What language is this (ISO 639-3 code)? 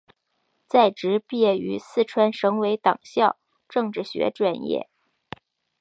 zho